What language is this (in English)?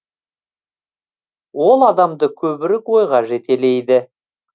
Kazakh